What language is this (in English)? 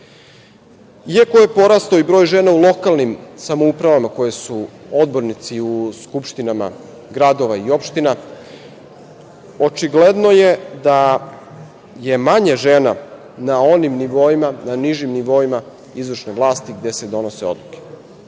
Serbian